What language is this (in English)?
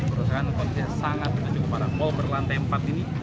Indonesian